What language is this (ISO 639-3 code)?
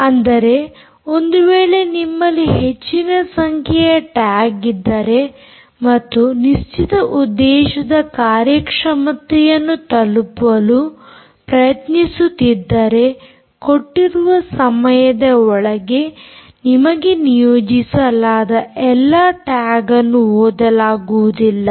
kan